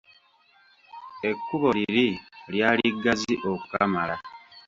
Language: Ganda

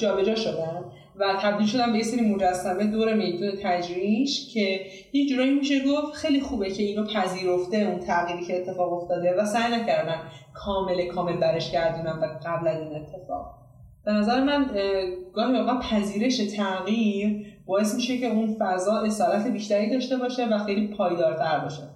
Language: Persian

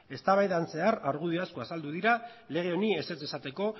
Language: Basque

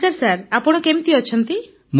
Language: Odia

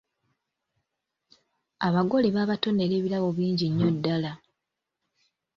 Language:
Ganda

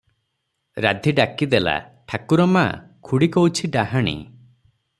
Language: Odia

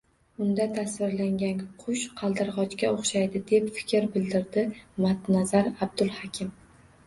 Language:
Uzbek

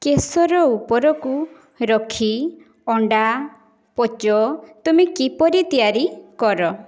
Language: Odia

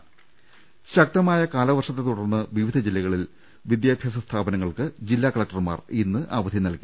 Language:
Malayalam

